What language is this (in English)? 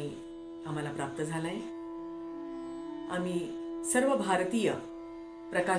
Hindi